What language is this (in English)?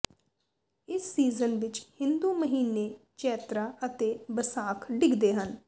Punjabi